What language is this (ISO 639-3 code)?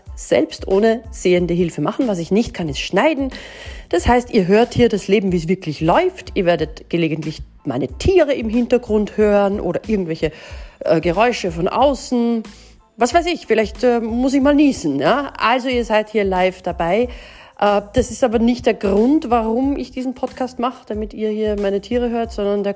deu